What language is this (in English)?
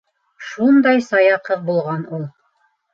Bashkir